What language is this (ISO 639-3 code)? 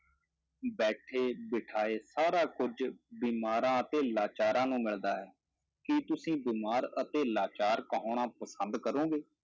pan